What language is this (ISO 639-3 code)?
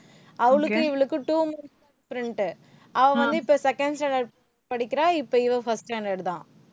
tam